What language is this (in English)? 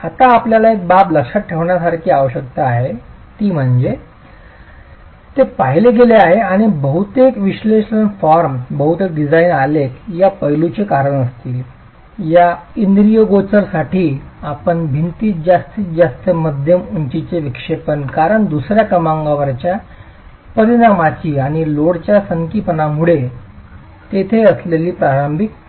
Marathi